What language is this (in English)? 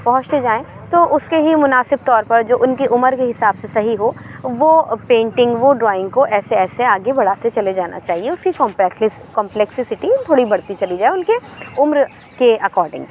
Urdu